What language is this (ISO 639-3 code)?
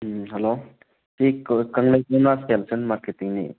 mni